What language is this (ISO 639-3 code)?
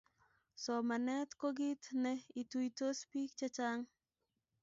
kln